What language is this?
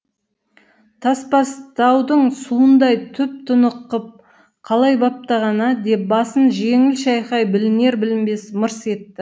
Kazakh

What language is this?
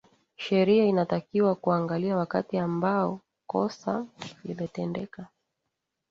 Swahili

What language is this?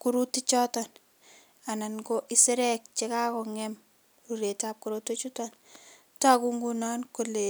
Kalenjin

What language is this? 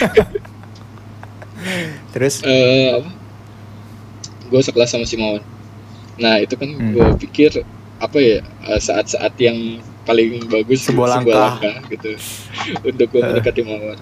Indonesian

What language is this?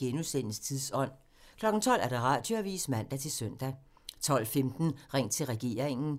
Danish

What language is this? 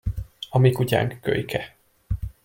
Hungarian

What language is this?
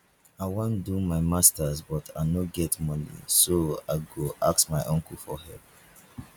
Nigerian Pidgin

